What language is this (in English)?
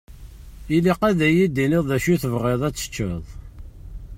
Kabyle